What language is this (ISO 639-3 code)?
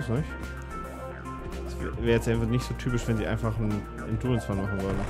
deu